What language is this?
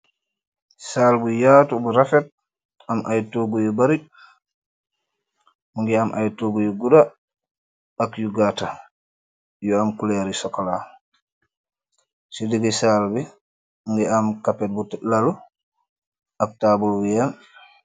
Wolof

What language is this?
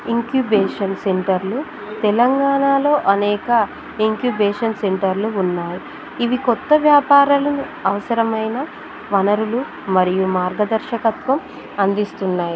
Telugu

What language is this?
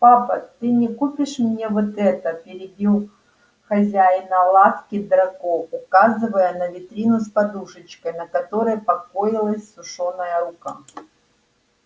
Russian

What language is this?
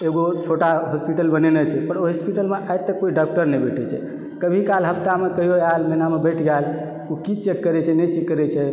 Maithili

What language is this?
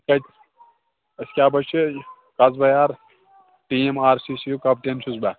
Kashmiri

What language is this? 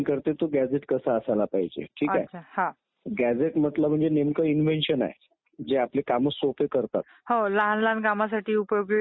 Marathi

